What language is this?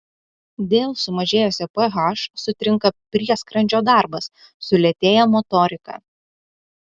Lithuanian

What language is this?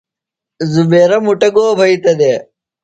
Phalura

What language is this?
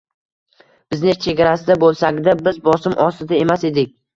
Uzbek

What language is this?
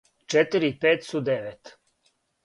Serbian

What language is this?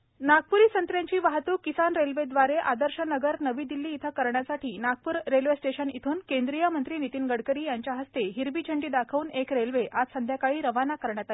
Marathi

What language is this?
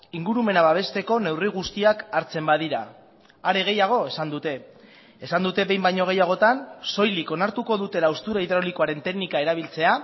Basque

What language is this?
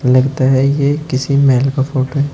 Hindi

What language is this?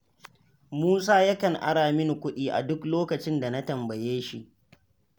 Hausa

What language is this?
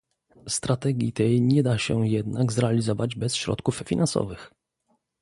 Polish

